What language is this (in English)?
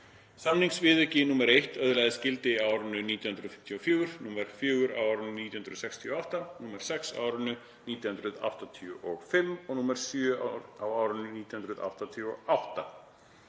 Icelandic